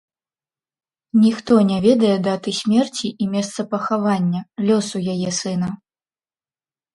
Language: Belarusian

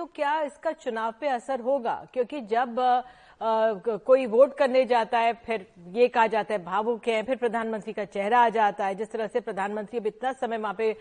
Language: Hindi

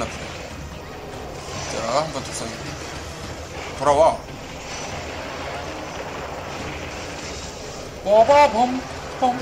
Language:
Korean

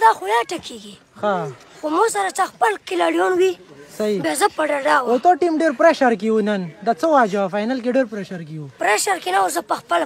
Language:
Romanian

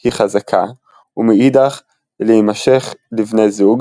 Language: Hebrew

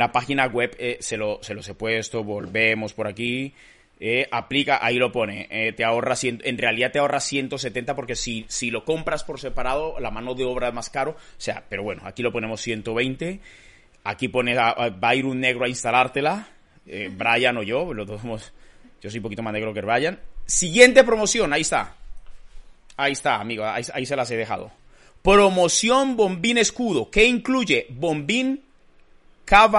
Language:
Spanish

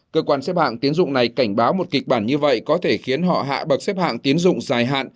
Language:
Vietnamese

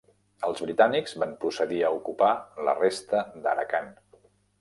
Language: Catalan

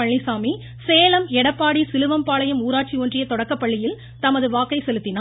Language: Tamil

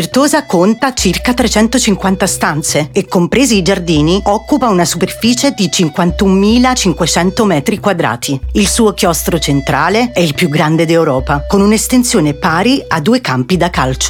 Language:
Italian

